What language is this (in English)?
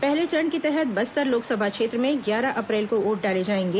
Hindi